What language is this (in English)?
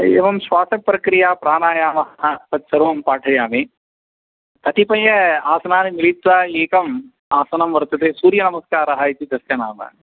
Sanskrit